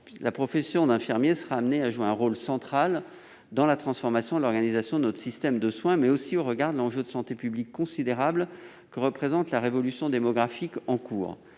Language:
French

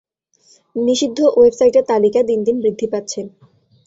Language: Bangla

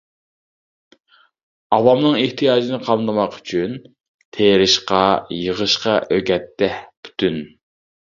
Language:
Uyghur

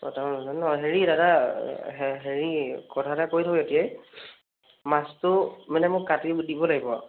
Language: Assamese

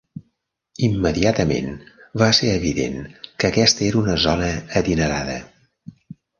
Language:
Catalan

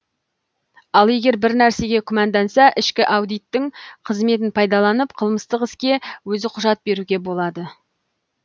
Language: Kazakh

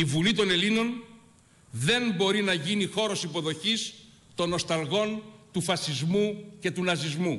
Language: Greek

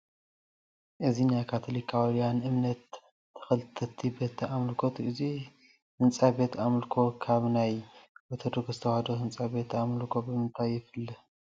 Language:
Tigrinya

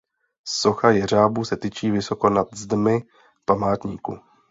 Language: Czech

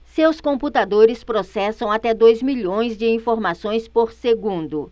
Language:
Portuguese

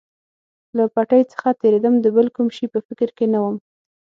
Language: Pashto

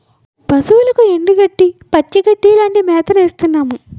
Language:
Telugu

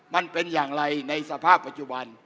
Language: Thai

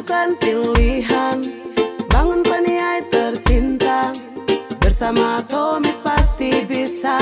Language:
Indonesian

